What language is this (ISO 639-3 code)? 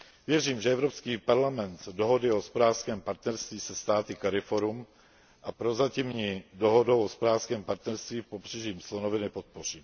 ces